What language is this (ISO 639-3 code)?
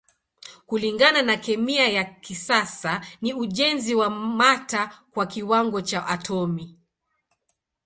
swa